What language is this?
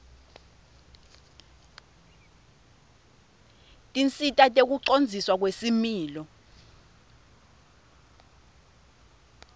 Swati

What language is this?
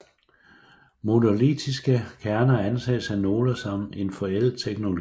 Danish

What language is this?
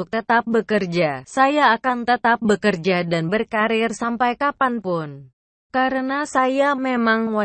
Indonesian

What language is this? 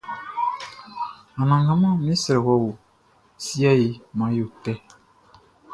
Baoulé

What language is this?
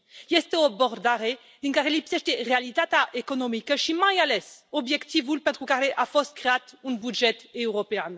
Romanian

